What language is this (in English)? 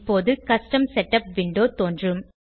Tamil